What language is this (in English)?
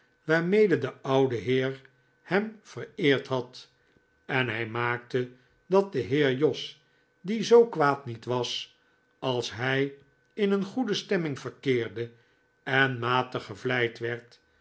Dutch